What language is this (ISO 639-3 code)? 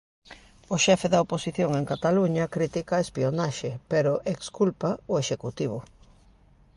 glg